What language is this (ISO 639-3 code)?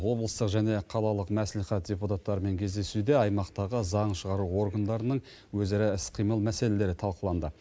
kaz